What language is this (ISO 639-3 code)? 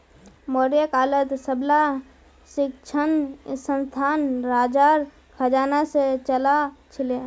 mag